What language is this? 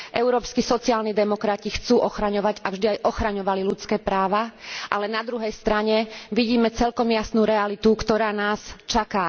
Slovak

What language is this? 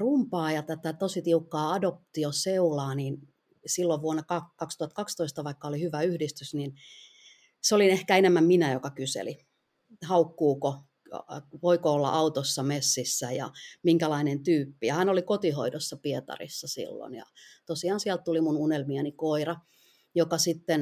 Finnish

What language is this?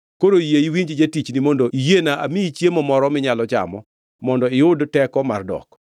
Luo (Kenya and Tanzania)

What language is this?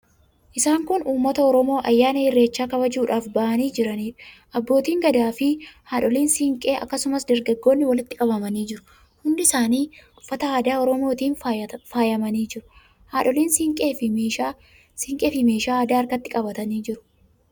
Oromo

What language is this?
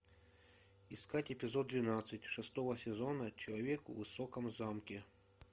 Russian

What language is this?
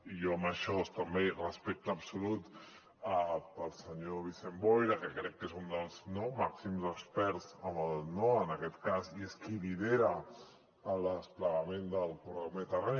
Catalan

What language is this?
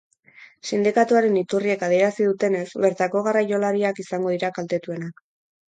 Basque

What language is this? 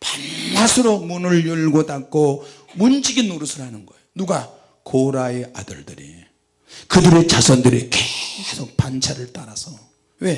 Korean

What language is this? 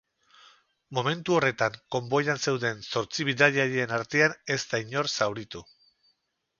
Basque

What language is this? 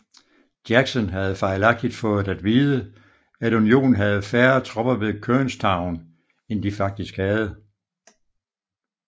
Danish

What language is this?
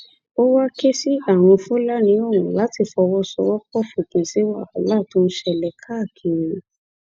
Yoruba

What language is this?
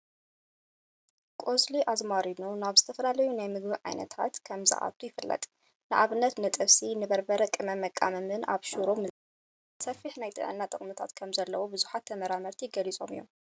Tigrinya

